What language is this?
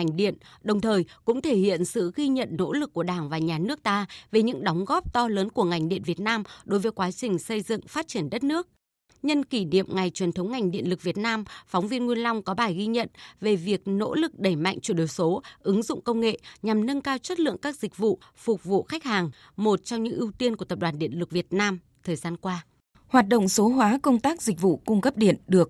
Vietnamese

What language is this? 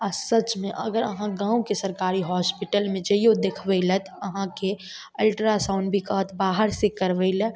Maithili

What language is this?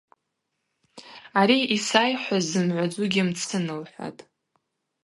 Abaza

